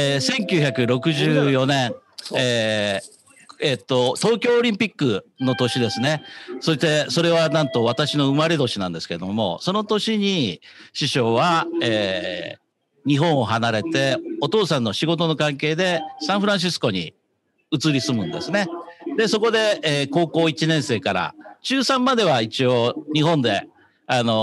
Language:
Japanese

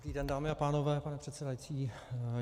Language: Czech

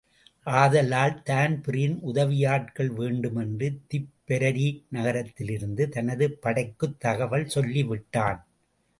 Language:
Tamil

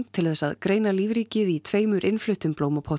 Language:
Icelandic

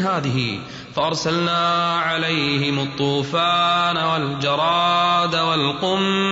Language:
Arabic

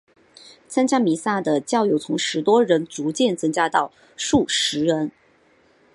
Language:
Chinese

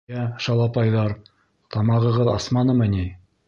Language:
Bashkir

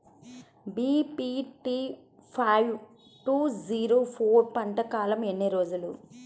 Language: Telugu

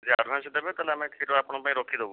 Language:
Odia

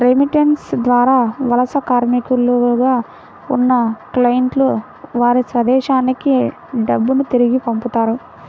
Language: Telugu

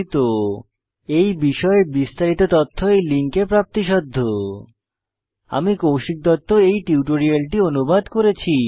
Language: Bangla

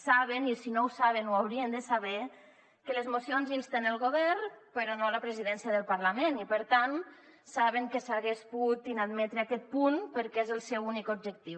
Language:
Catalan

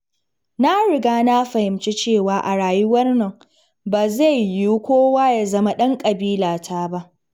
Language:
Hausa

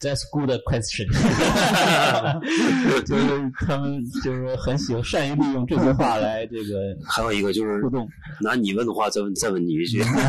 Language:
Chinese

